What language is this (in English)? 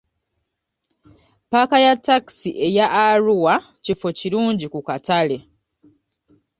Ganda